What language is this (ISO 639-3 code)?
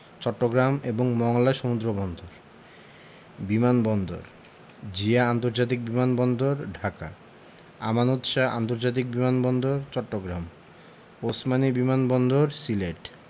ben